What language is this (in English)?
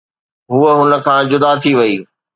Sindhi